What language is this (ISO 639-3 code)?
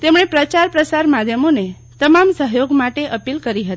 guj